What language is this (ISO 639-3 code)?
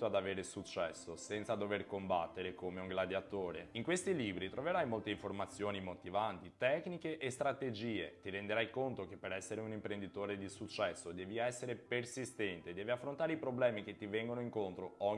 ita